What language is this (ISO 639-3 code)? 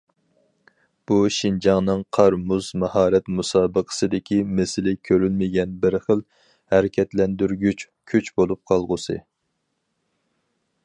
uig